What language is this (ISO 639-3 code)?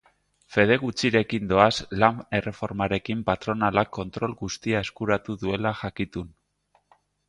eus